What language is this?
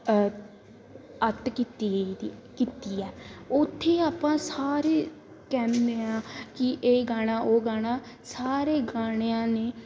Punjabi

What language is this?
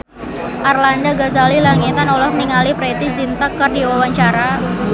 Sundanese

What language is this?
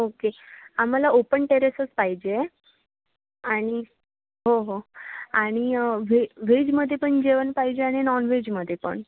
Marathi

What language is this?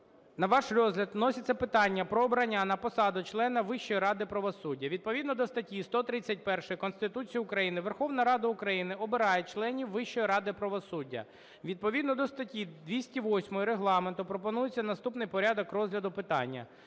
Ukrainian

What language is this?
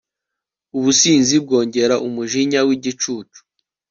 Kinyarwanda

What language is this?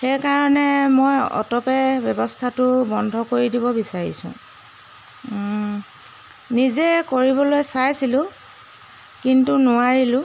Assamese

